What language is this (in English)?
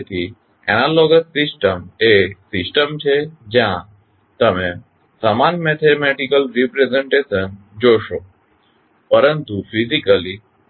Gujarati